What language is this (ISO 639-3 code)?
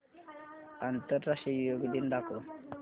mar